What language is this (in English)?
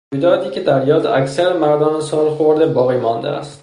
Persian